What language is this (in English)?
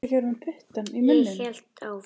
Icelandic